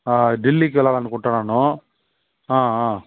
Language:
Telugu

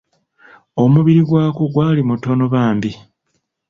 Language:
Ganda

